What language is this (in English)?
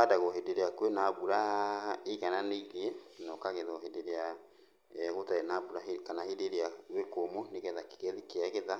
Kikuyu